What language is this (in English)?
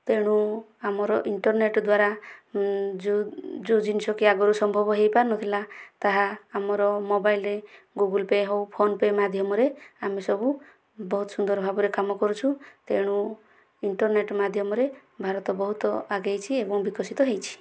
Odia